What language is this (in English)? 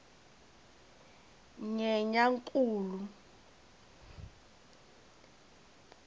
Tsonga